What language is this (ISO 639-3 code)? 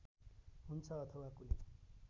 nep